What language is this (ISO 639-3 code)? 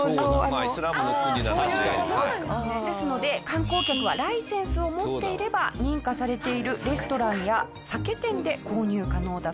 jpn